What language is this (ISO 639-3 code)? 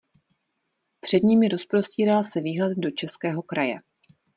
ces